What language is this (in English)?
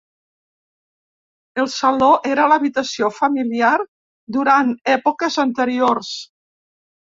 Catalan